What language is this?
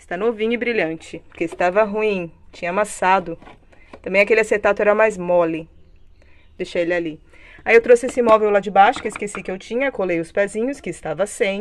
Portuguese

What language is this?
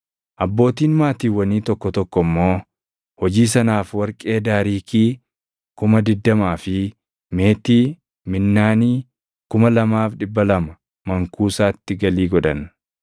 Oromo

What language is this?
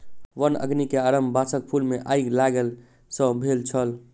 Maithili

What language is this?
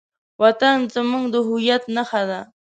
Pashto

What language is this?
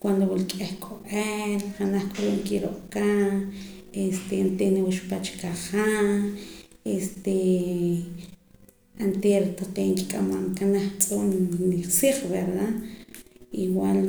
Poqomam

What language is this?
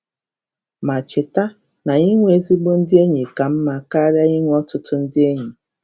Igbo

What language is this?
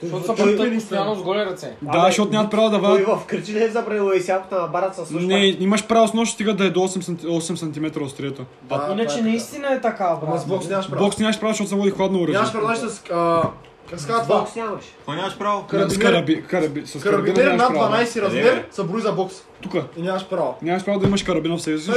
Bulgarian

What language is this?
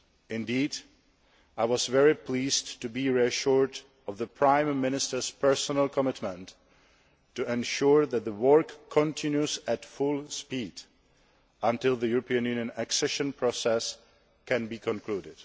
English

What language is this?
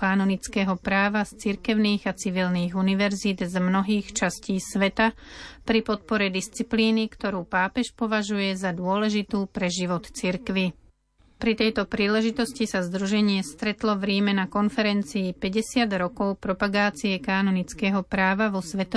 Slovak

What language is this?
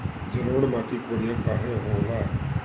Bhojpuri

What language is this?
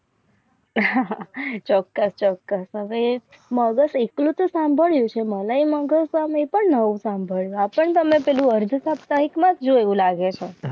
Gujarati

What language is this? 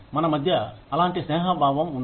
Telugu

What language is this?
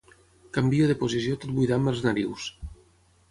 Catalan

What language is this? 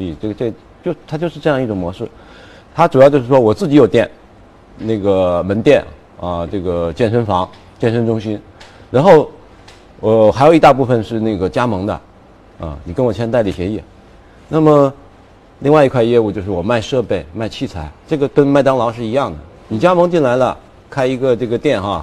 Chinese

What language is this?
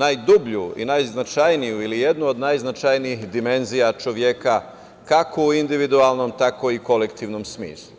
Serbian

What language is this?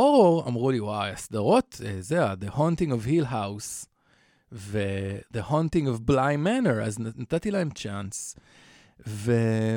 Hebrew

